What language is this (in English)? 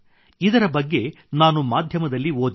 Kannada